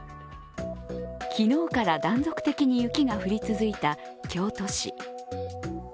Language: Japanese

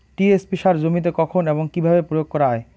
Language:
Bangla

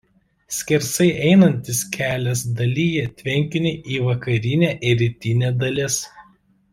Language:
Lithuanian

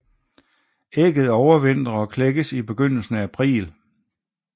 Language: Danish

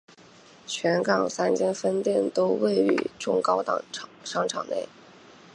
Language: Chinese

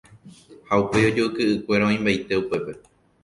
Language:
Guarani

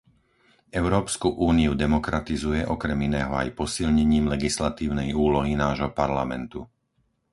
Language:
Slovak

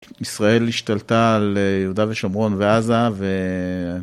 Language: Hebrew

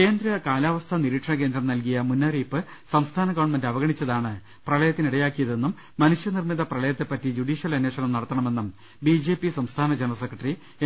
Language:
Malayalam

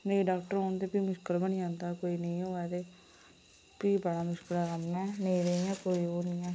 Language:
Dogri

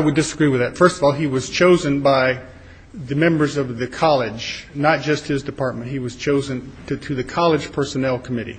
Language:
English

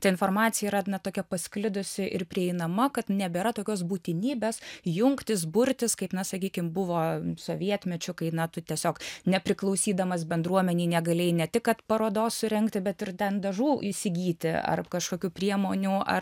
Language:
Lithuanian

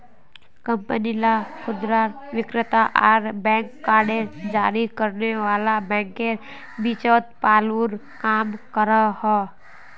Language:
Magahi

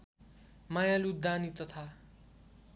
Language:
Nepali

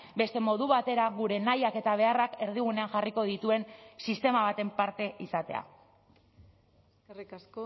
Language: Basque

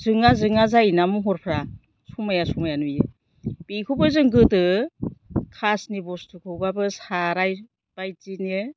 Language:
Bodo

